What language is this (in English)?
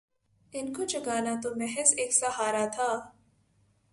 Urdu